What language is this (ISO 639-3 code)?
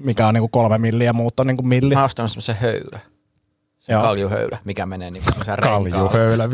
fin